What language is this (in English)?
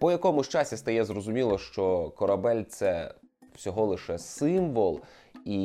Ukrainian